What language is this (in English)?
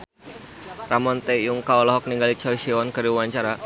Sundanese